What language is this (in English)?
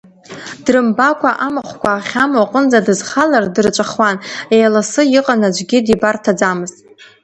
Abkhazian